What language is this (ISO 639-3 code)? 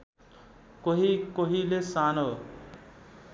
nep